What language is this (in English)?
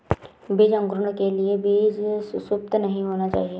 Hindi